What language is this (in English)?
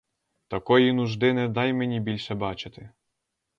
Ukrainian